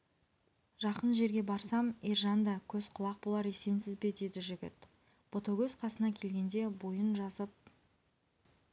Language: Kazakh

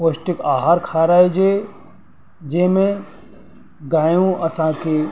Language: Sindhi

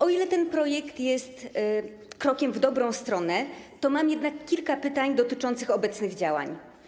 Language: Polish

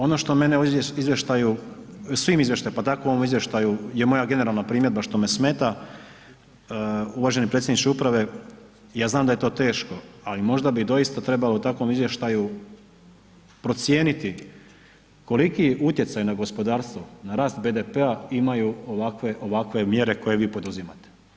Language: Croatian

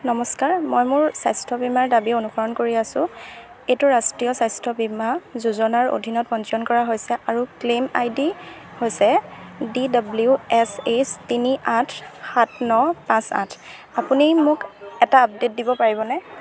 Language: Assamese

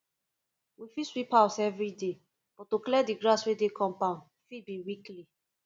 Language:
Nigerian Pidgin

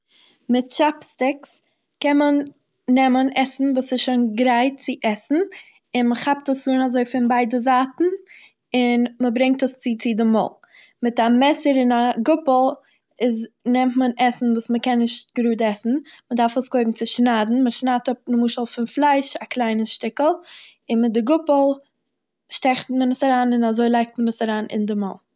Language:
Yiddish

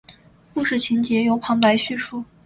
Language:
Chinese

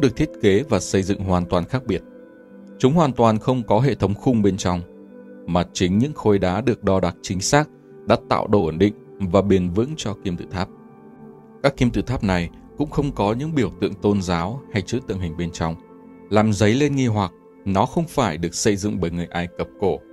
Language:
Vietnamese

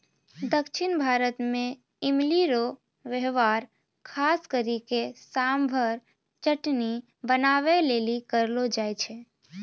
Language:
Maithili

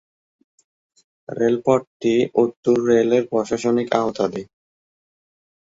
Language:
Bangla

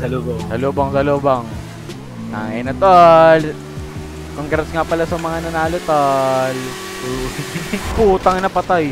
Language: Filipino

